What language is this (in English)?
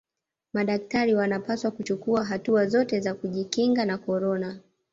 Swahili